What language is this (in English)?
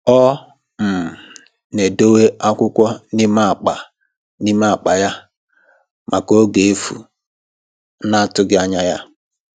Igbo